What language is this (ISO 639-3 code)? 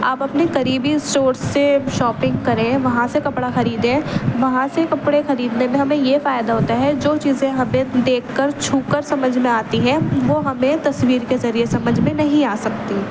urd